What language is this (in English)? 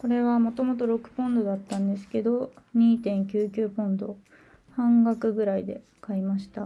Japanese